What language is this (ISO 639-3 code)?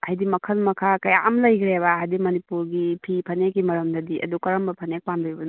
mni